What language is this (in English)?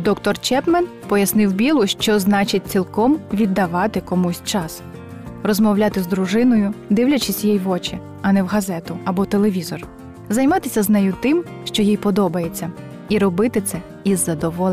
Ukrainian